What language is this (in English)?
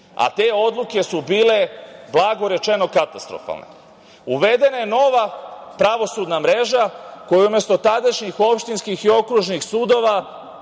Serbian